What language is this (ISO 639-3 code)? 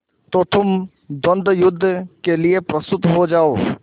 hin